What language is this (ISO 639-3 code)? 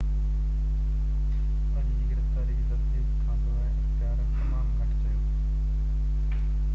snd